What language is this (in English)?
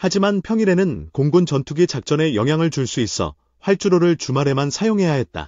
Korean